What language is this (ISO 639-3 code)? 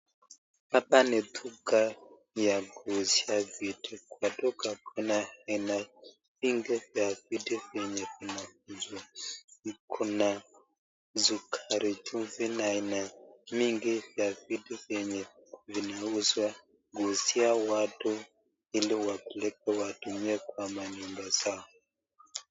swa